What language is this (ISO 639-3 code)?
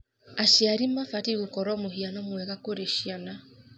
kik